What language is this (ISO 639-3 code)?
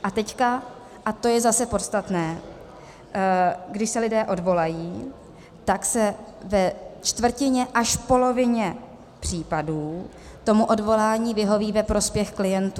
ces